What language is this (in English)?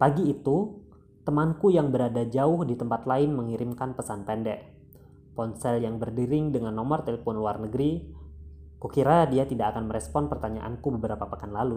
Indonesian